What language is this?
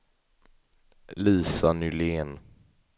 Swedish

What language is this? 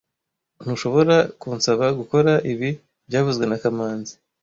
Kinyarwanda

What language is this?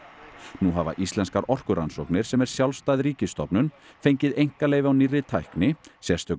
Icelandic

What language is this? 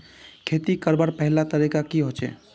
Magahi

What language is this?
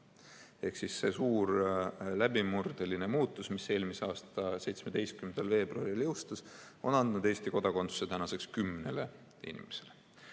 Estonian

